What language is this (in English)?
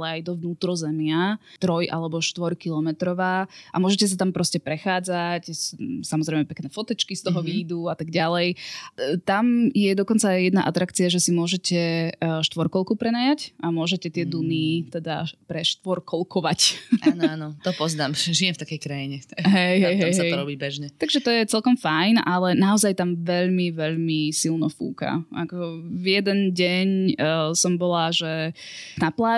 Slovak